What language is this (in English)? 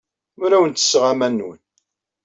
Kabyle